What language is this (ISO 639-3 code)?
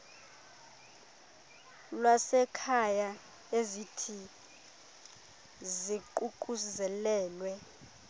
xho